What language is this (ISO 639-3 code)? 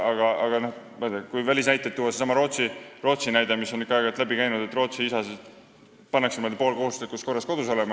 est